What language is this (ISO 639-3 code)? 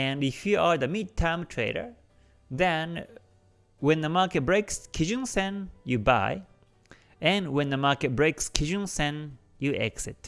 eng